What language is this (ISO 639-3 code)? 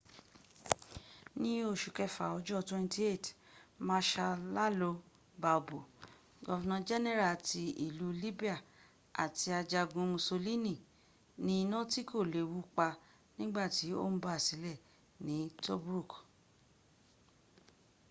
yor